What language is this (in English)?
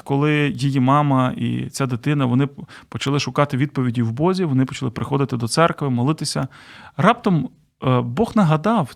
Ukrainian